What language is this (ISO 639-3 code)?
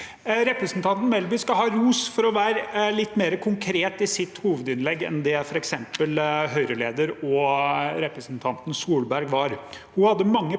nor